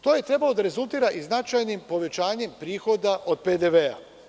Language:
Serbian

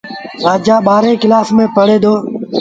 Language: Sindhi Bhil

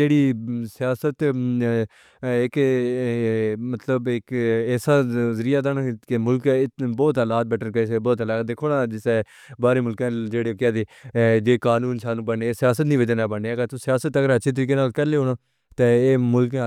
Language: Pahari-Potwari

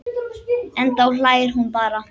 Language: Icelandic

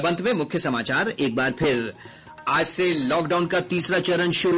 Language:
Hindi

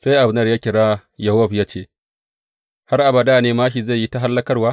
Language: Hausa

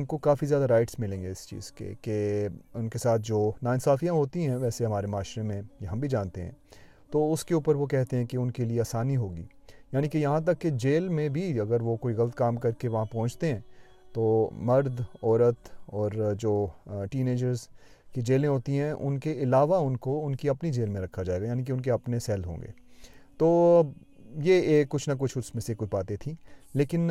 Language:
Urdu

